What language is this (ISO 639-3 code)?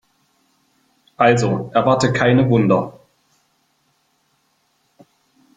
deu